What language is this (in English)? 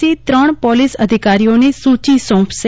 Gujarati